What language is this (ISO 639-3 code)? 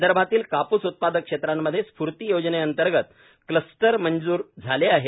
mar